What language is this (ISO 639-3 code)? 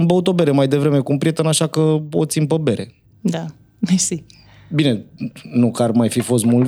ron